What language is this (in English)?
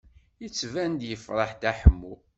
Kabyle